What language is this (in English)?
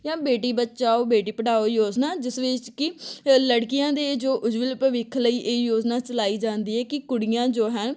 Punjabi